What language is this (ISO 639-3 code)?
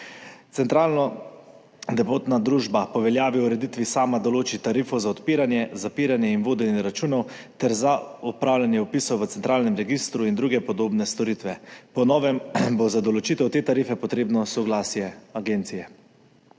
slv